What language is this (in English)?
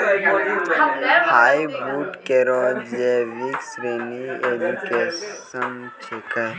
Maithili